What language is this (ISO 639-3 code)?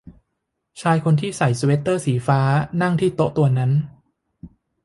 tha